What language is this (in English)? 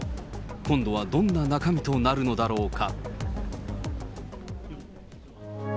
Japanese